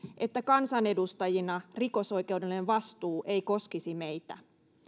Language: Finnish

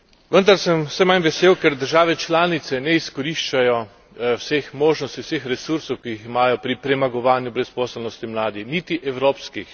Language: Slovenian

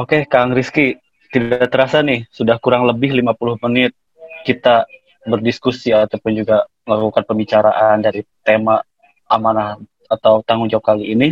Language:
Indonesian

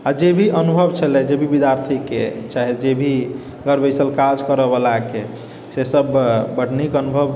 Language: Maithili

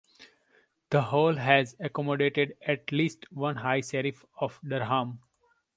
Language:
English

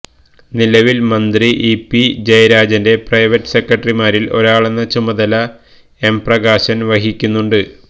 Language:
Malayalam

